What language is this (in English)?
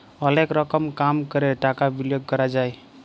Bangla